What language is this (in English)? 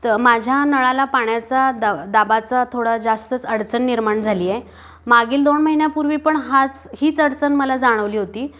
Marathi